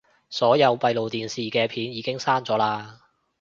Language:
Cantonese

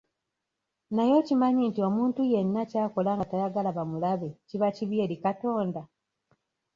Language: Ganda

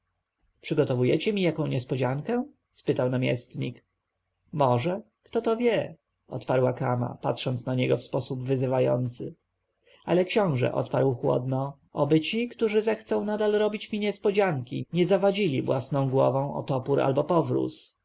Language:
Polish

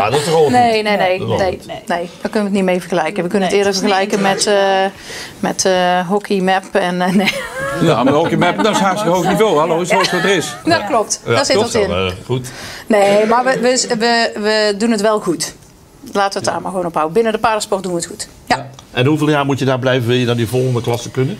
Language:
Dutch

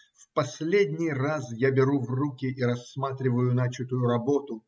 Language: Russian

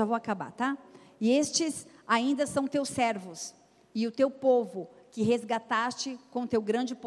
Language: Portuguese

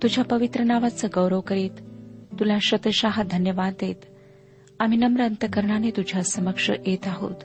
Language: Marathi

